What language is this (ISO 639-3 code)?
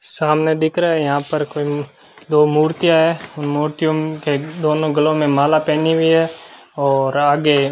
hin